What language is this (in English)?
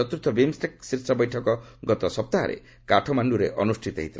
Odia